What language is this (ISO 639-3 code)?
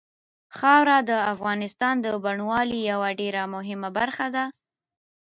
pus